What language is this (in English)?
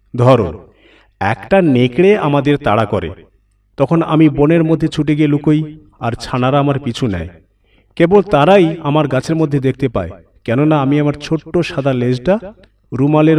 Bangla